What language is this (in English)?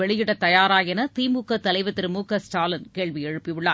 Tamil